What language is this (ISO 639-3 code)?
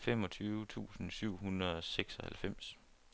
dan